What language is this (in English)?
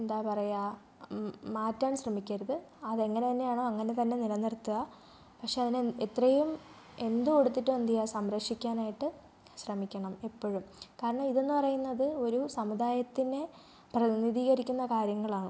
Malayalam